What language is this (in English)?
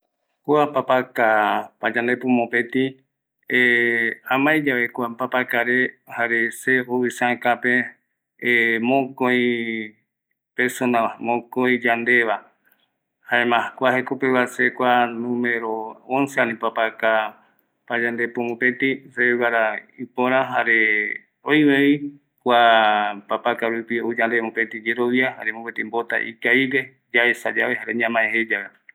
Eastern Bolivian Guaraní